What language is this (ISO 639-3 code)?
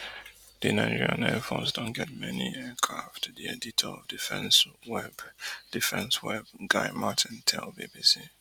pcm